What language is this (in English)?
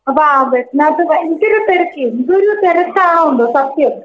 Malayalam